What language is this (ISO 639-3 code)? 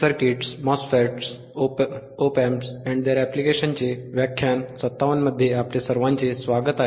mar